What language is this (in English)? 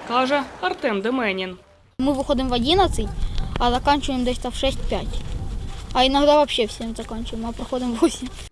Ukrainian